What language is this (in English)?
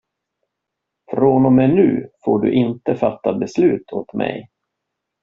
Swedish